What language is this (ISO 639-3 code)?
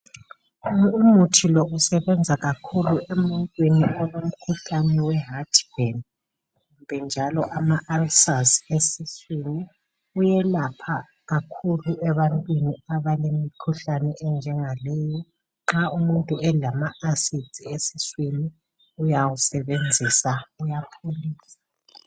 nde